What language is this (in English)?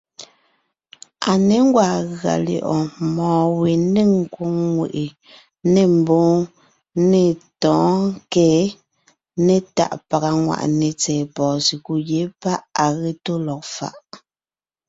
Ngiemboon